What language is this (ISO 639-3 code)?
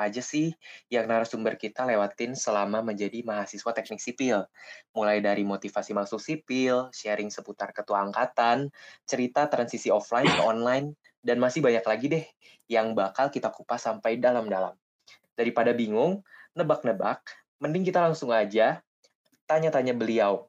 ind